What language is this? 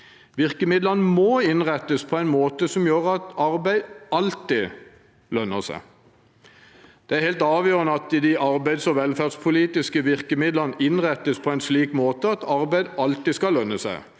Norwegian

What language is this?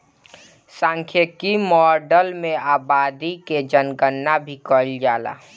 Bhojpuri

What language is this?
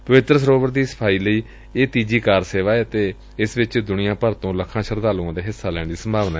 Punjabi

